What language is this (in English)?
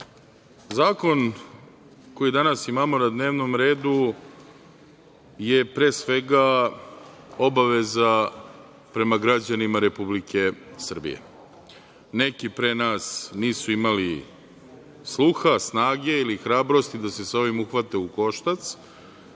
Serbian